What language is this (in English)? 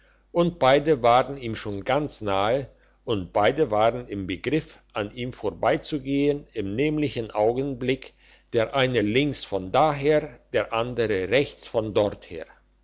German